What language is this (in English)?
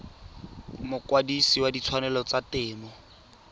Tswana